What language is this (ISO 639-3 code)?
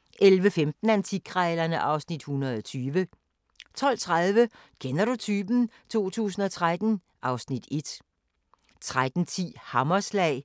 dan